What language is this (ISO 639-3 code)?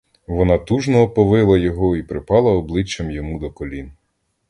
ukr